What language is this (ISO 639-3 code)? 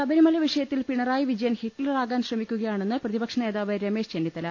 mal